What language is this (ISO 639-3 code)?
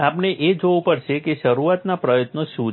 guj